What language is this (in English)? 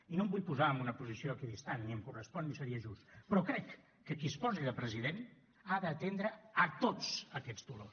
Catalan